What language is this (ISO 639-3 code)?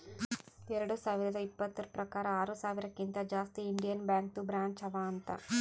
kan